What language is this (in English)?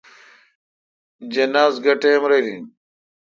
Kalkoti